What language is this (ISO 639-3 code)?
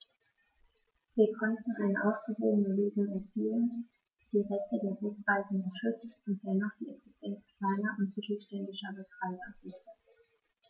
deu